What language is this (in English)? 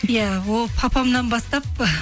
Kazakh